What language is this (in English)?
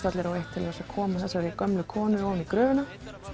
Icelandic